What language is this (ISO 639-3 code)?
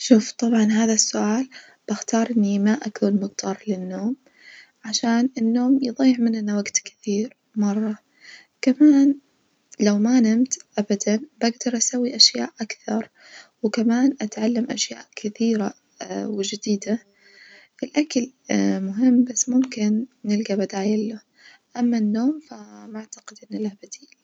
ars